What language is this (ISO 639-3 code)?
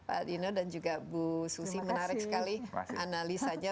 ind